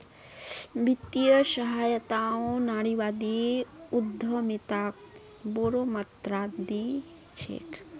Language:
Magahi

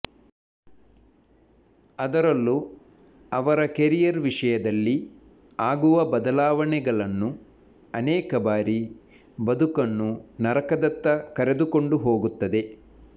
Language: Kannada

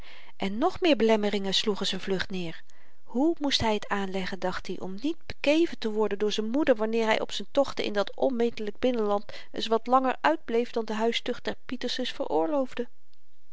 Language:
Dutch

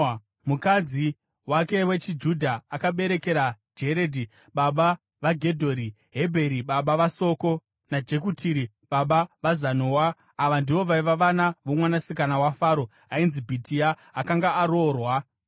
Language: Shona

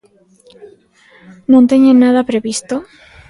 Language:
Galician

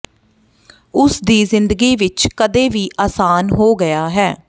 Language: Punjabi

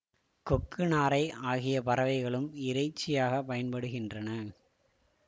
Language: Tamil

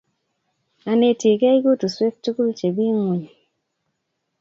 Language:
Kalenjin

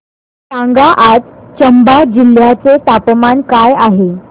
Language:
Marathi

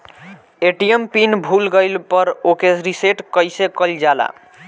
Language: Bhojpuri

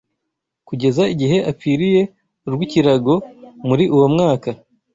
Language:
Kinyarwanda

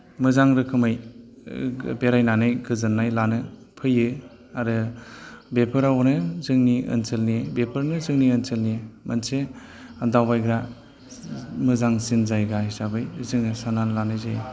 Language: Bodo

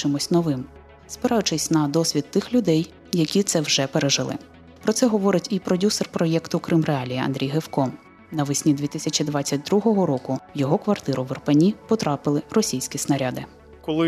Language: Ukrainian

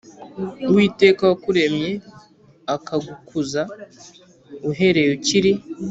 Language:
Kinyarwanda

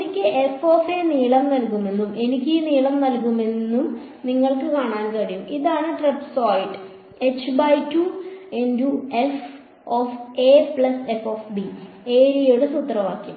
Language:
Malayalam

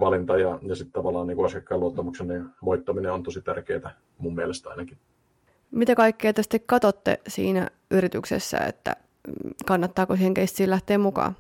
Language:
Finnish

